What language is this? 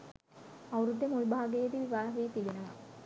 Sinhala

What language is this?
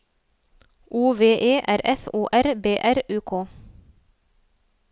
Norwegian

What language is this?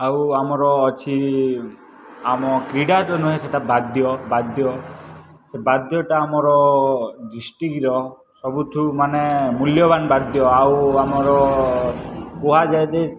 Odia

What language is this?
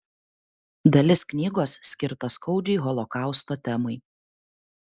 Lithuanian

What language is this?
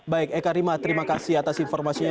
Indonesian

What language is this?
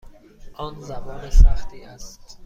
Persian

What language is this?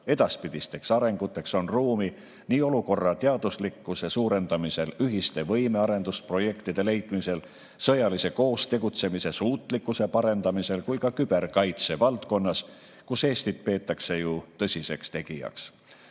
Estonian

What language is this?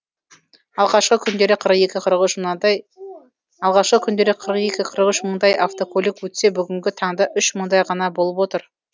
Kazakh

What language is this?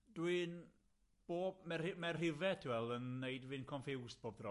Welsh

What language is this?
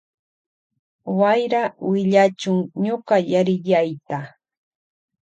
Loja Highland Quichua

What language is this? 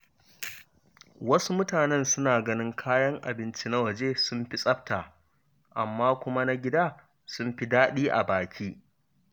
Hausa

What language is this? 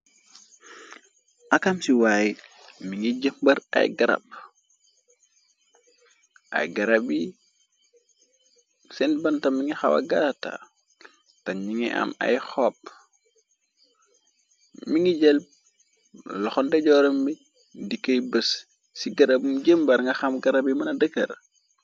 Wolof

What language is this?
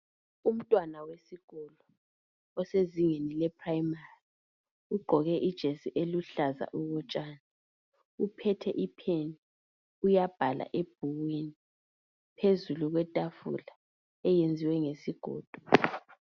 North Ndebele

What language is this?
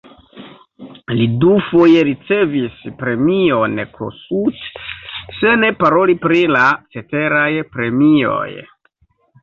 Esperanto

